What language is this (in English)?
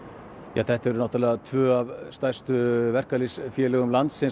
Icelandic